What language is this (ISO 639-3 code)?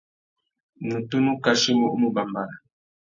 bag